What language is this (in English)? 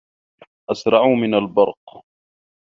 Arabic